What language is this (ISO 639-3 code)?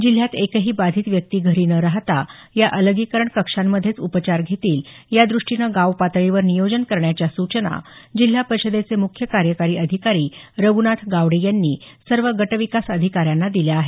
mar